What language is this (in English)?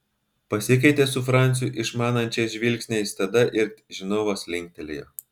Lithuanian